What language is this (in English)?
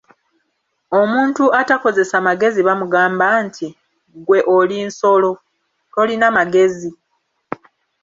Ganda